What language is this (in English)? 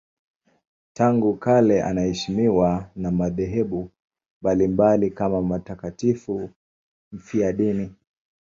Swahili